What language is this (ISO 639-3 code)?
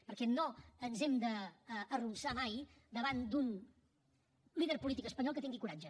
cat